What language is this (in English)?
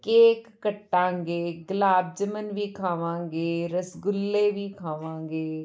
Punjabi